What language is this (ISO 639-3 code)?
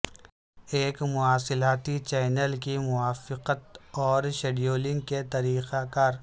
urd